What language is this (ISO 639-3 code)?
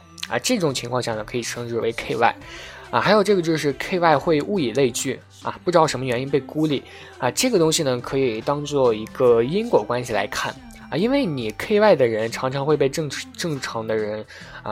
zho